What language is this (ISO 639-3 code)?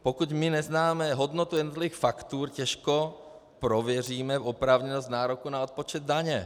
ces